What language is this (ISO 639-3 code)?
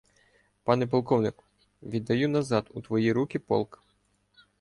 ukr